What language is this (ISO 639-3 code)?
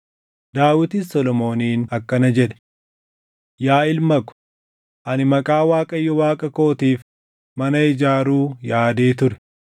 orm